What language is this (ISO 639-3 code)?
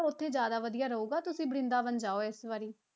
pan